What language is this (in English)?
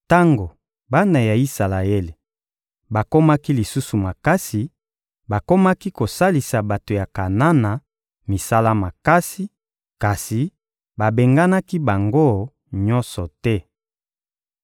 Lingala